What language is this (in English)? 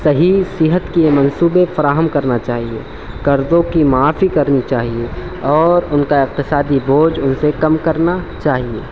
Urdu